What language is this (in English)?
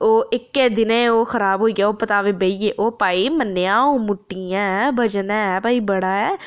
Dogri